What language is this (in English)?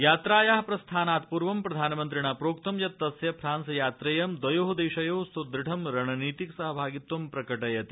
Sanskrit